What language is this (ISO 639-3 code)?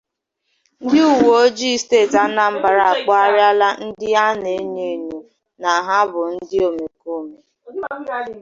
ibo